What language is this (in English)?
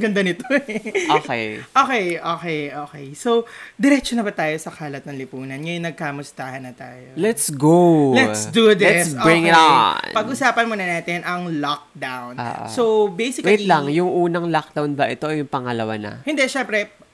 Filipino